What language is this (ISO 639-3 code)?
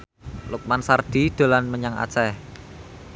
jav